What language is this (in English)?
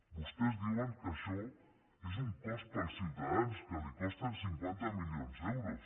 Catalan